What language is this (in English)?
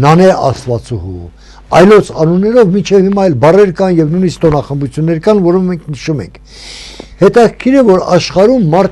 Turkish